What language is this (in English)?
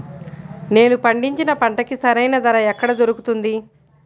Telugu